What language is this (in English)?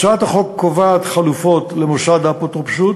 Hebrew